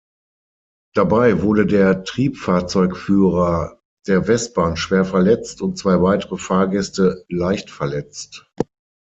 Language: German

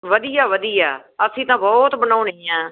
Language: Punjabi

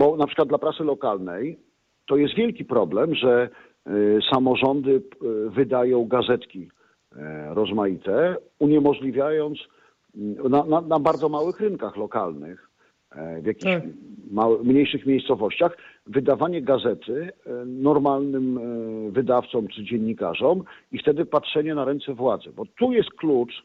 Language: Polish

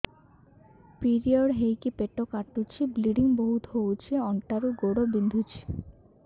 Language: Odia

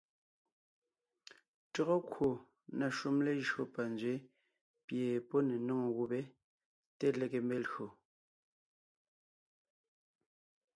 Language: Ngiemboon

